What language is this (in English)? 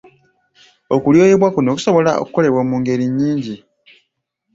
Ganda